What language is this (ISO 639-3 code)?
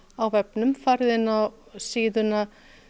isl